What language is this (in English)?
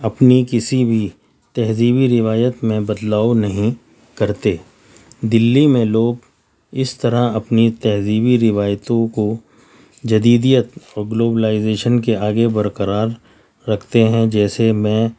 Urdu